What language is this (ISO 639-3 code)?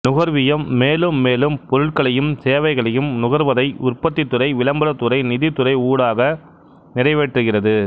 tam